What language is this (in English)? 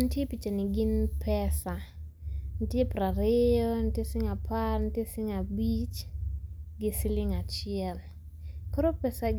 Luo (Kenya and Tanzania)